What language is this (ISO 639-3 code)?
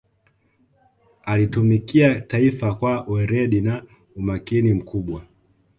swa